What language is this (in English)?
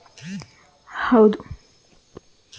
Kannada